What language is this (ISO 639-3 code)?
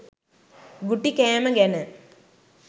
sin